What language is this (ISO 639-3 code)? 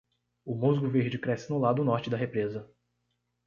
por